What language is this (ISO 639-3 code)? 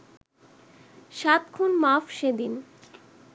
ben